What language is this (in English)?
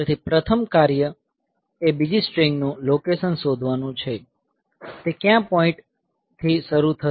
Gujarati